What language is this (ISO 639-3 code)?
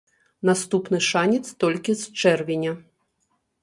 bel